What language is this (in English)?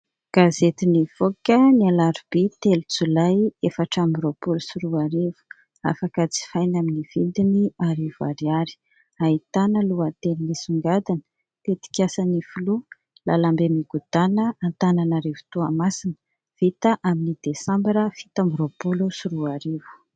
Malagasy